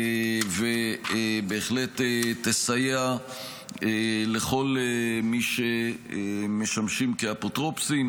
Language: Hebrew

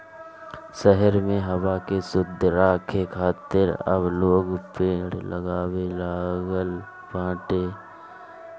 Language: Bhojpuri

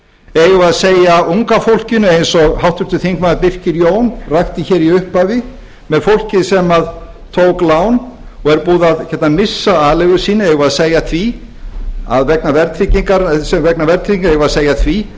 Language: Icelandic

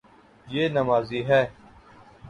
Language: Urdu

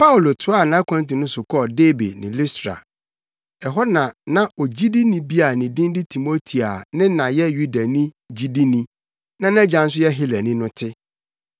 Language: Akan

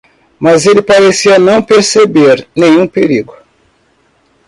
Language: Portuguese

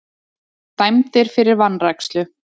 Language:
Icelandic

